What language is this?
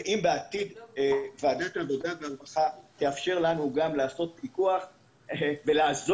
Hebrew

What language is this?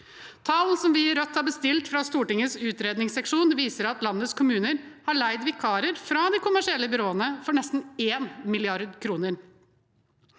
Norwegian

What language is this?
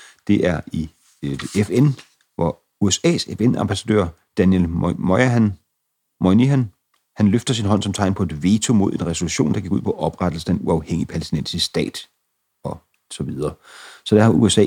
Danish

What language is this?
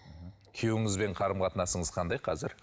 Kazakh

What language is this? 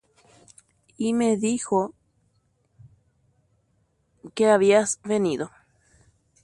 Guarani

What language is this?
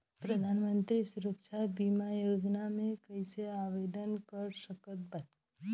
Bhojpuri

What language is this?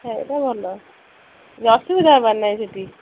Odia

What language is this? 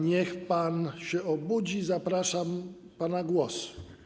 Polish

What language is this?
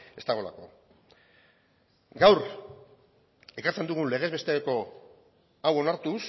Basque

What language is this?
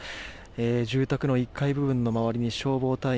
Japanese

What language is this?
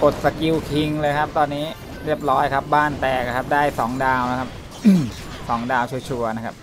Thai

